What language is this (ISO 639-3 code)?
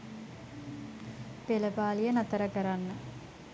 sin